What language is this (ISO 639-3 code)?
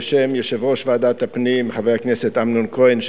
heb